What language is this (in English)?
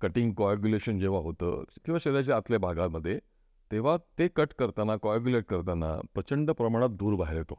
Marathi